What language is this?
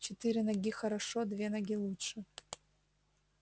Russian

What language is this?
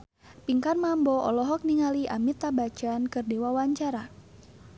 Sundanese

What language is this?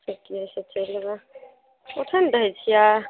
Maithili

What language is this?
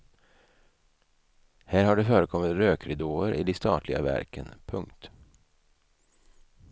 Swedish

